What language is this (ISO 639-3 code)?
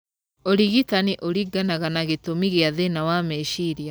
kik